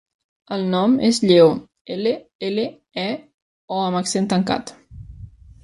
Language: Catalan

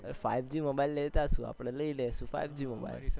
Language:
Gujarati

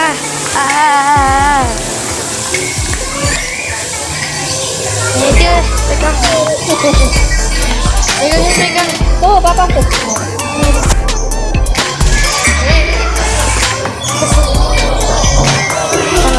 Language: Indonesian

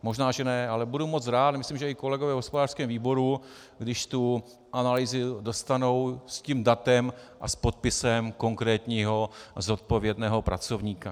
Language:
Czech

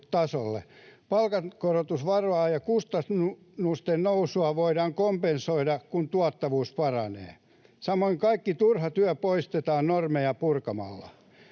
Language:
Finnish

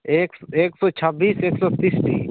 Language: Santali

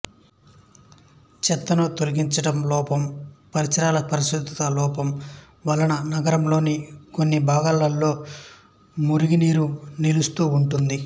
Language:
Telugu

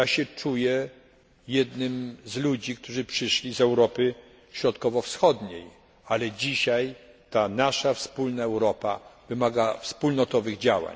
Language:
Polish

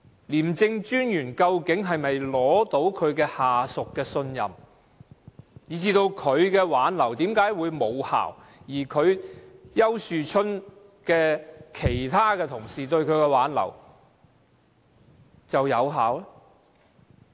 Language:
Cantonese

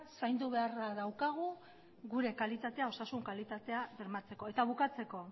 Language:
Basque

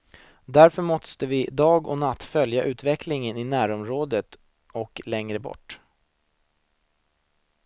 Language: Swedish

